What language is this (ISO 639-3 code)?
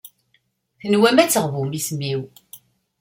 kab